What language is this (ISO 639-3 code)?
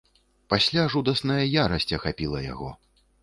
bel